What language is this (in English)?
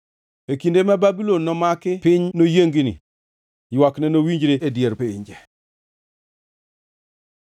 Luo (Kenya and Tanzania)